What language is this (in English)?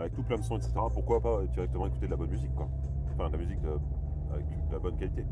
French